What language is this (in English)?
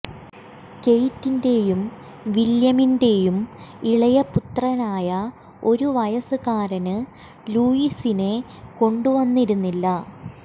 Malayalam